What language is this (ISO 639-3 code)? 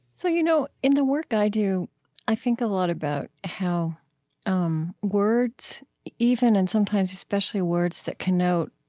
eng